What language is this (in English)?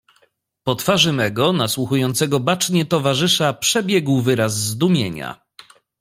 Polish